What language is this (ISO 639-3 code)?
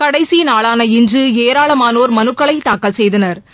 tam